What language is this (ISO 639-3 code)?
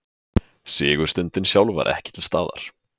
isl